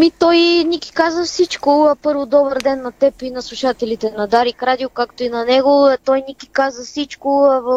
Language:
Bulgarian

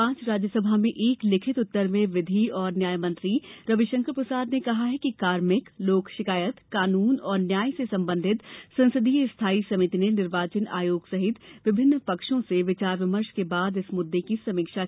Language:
Hindi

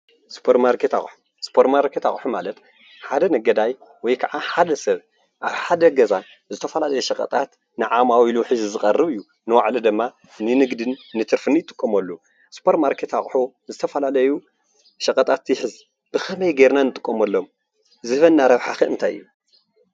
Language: Tigrinya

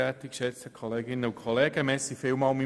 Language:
Swiss German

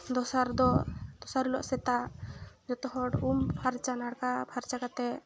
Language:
Santali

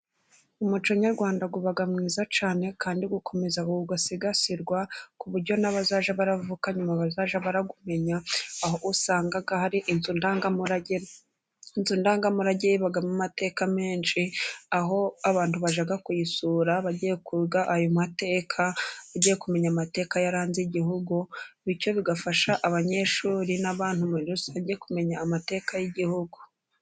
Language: Kinyarwanda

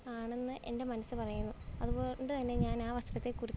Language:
Malayalam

